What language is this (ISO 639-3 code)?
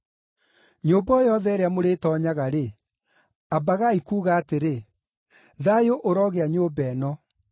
kik